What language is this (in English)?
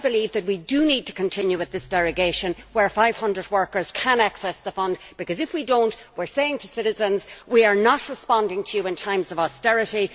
English